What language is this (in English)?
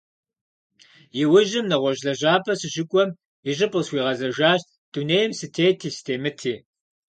Kabardian